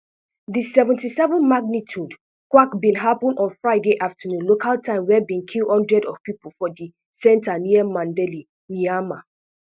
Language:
Nigerian Pidgin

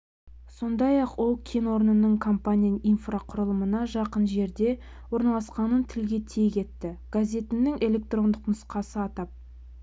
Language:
Kazakh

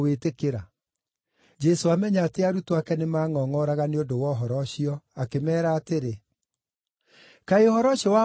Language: Kikuyu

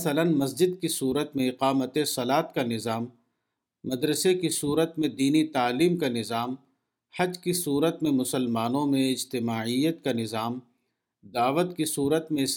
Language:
Urdu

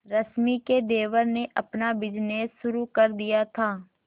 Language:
Hindi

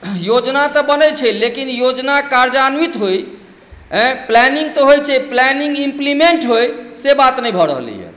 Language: Maithili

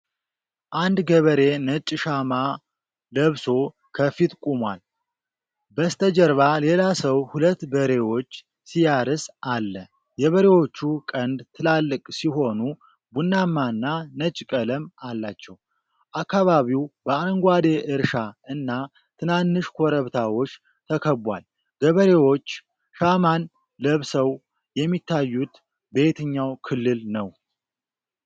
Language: Amharic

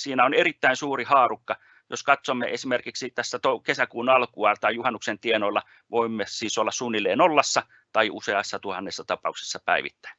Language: Finnish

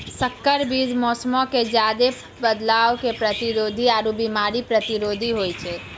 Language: Maithili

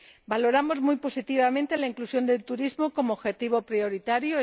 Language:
Spanish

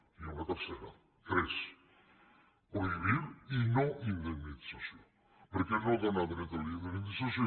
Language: Catalan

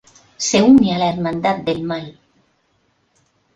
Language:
Spanish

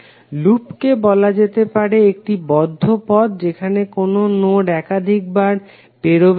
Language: Bangla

